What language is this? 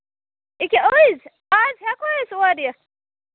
Kashmiri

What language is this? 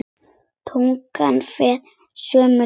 Icelandic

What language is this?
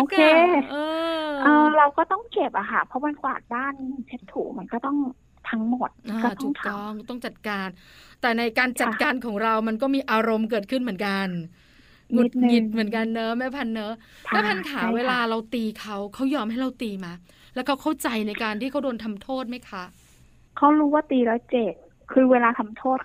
Thai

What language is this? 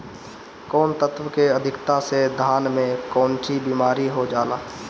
Bhojpuri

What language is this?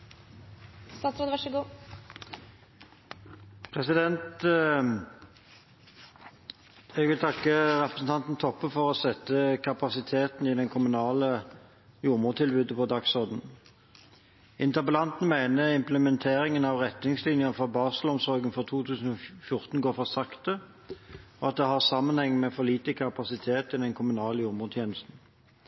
Norwegian Bokmål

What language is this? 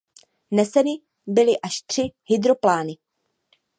Czech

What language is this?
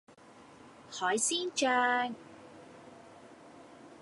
Cantonese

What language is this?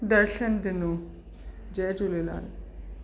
Sindhi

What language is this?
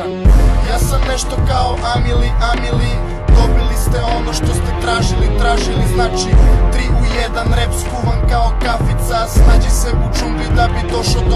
Romanian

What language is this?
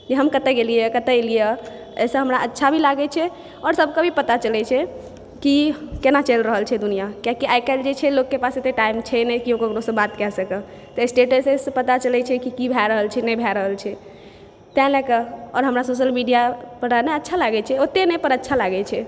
Maithili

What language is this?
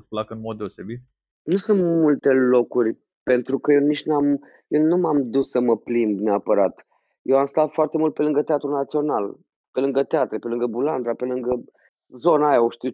Romanian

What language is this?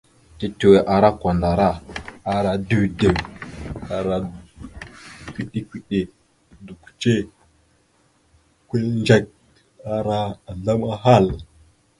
Mada (Cameroon)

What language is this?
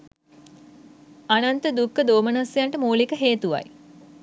Sinhala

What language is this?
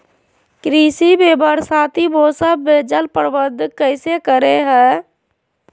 Magahi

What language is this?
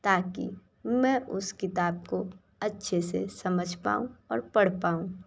Hindi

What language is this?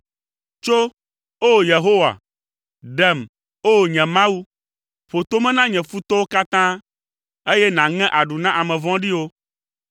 Ewe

